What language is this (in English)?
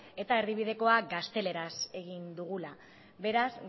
Basque